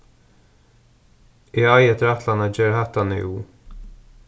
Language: Faroese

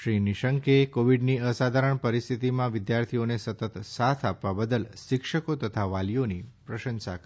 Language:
Gujarati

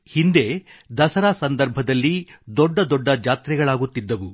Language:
Kannada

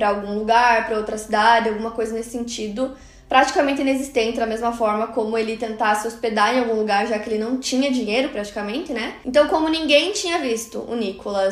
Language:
Portuguese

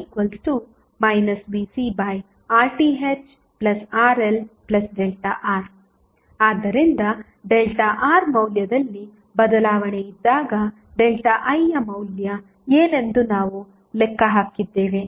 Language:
Kannada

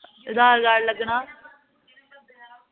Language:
Dogri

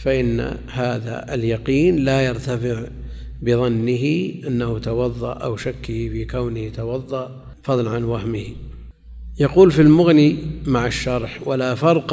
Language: Arabic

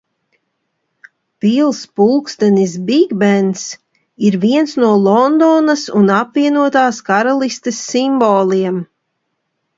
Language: Latvian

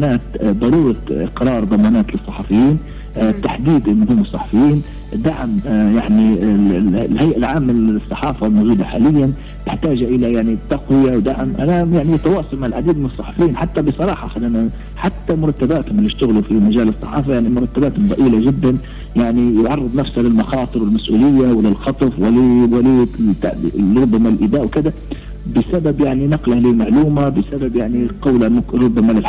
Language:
Arabic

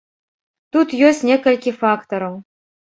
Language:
Belarusian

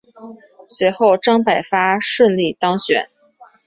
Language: Chinese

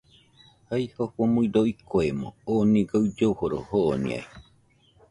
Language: Nüpode Huitoto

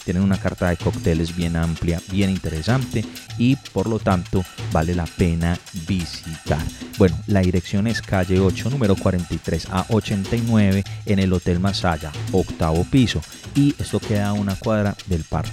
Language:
Spanish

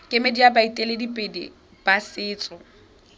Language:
Tswana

